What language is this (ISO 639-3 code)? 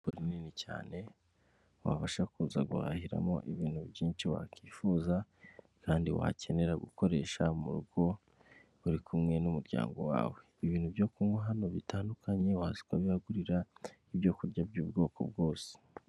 kin